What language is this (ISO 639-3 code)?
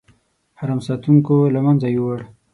pus